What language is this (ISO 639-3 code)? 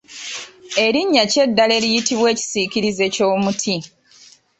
lug